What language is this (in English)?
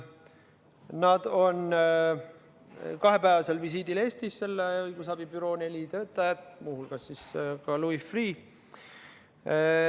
Estonian